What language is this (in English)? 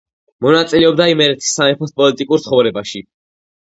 Georgian